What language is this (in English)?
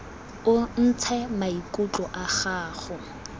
Tswana